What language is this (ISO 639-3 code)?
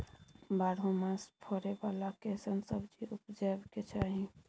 mai